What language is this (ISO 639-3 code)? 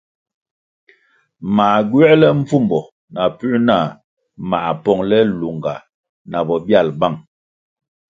nmg